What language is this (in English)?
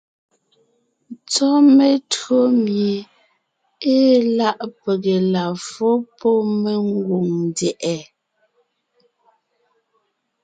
Ngiemboon